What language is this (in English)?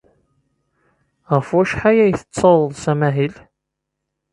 Kabyle